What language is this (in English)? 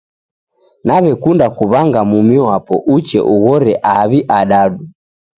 Taita